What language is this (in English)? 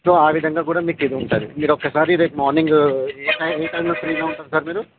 Telugu